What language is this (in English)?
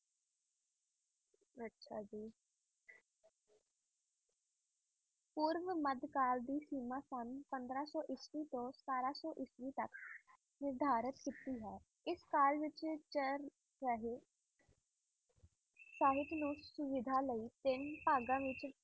Punjabi